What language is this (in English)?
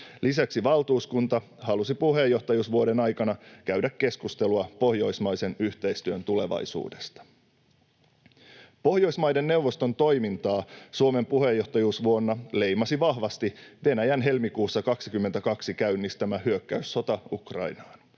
Finnish